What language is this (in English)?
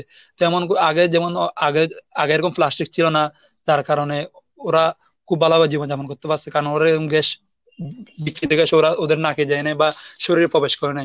Bangla